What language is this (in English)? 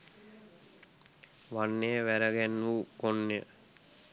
Sinhala